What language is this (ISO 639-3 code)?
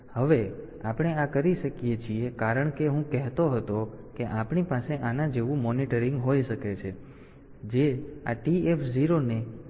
guj